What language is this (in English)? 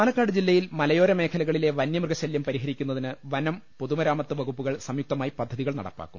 Malayalam